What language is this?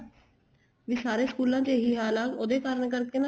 Punjabi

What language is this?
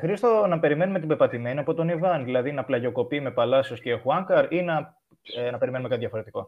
Greek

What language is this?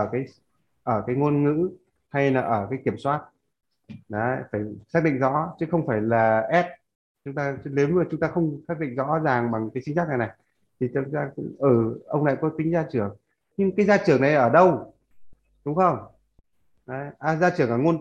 Vietnamese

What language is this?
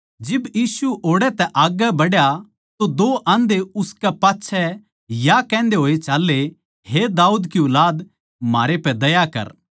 Haryanvi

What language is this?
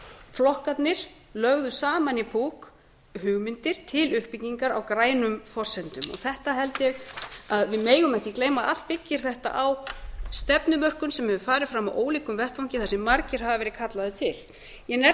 Icelandic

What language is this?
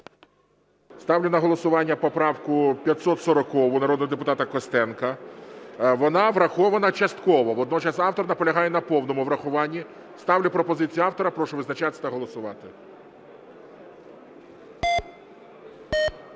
Ukrainian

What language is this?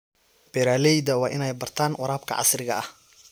Somali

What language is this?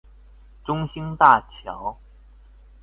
Chinese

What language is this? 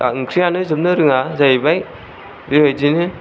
Bodo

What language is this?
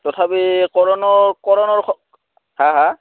Assamese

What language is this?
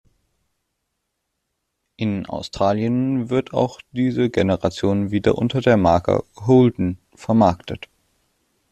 German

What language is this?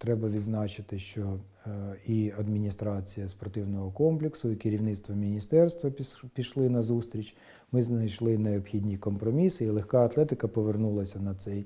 Ukrainian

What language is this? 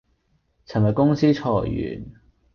Cantonese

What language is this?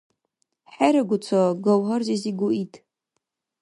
Dargwa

